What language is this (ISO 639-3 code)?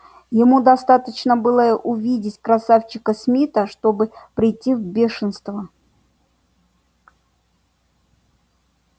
rus